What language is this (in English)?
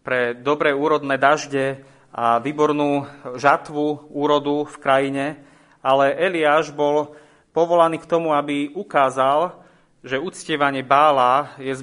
Slovak